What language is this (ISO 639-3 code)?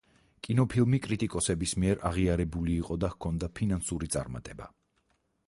kat